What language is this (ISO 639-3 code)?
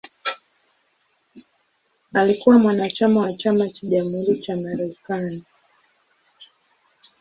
swa